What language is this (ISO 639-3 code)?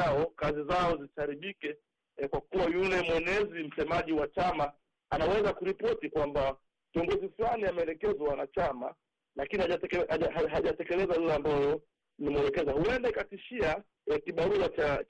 swa